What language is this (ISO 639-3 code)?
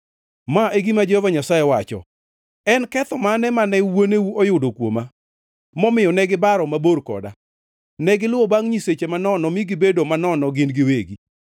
luo